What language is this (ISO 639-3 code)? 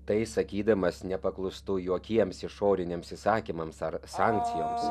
lit